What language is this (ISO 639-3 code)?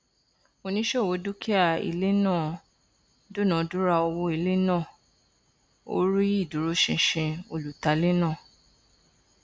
yor